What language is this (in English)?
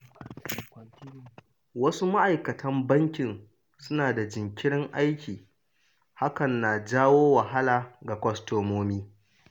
Hausa